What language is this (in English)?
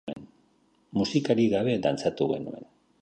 Basque